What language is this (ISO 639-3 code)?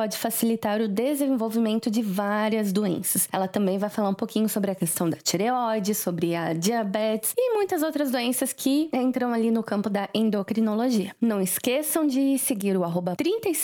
por